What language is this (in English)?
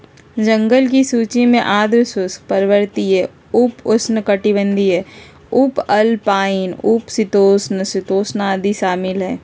Magahi